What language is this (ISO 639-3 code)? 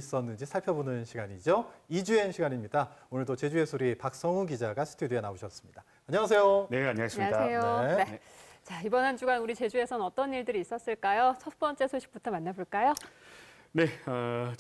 kor